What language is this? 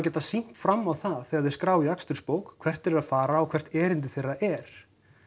Icelandic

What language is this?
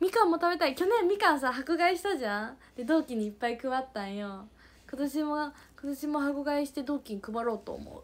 Japanese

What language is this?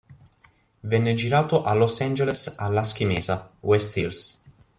Italian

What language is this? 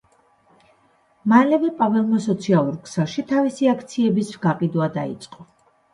Georgian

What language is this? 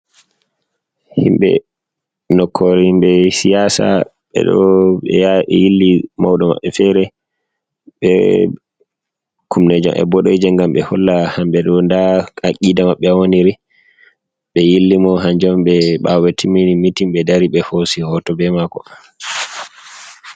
Fula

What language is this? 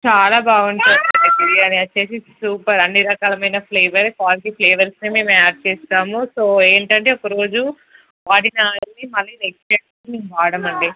Telugu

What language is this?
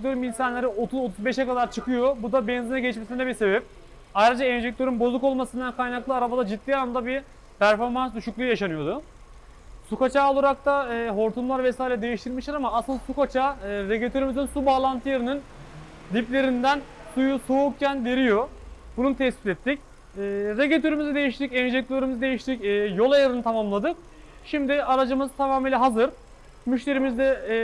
Turkish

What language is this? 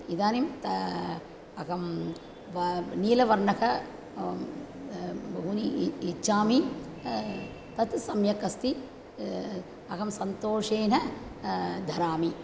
Sanskrit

